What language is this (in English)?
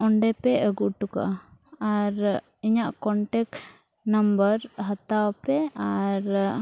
Santali